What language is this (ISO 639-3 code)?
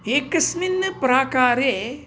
san